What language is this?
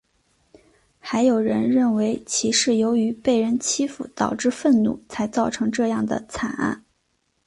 Chinese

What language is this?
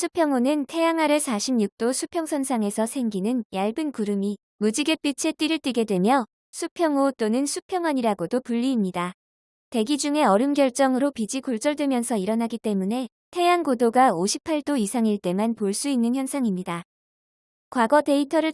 Korean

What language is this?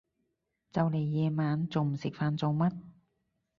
Cantonese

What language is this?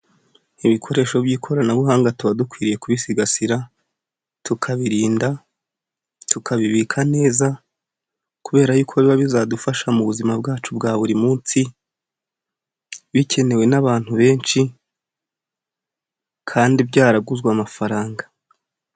Kinyarwanda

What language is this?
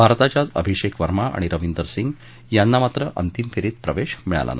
Marathi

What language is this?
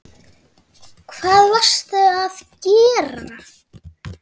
Icelandic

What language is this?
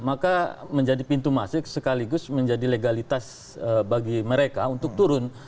Indonesian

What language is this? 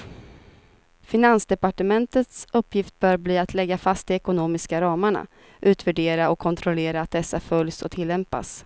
Swedish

